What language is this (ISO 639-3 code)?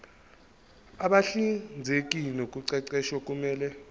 zul